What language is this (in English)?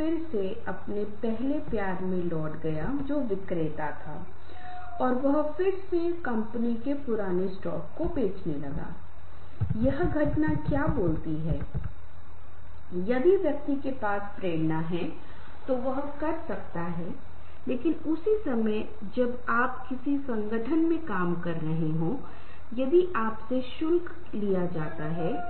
Hindi